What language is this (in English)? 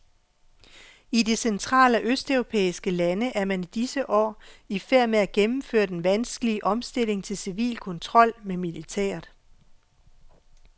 Danish